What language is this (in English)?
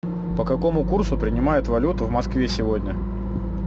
Russian